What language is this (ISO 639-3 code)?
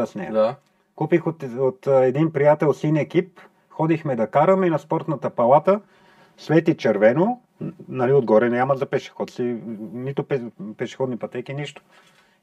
bul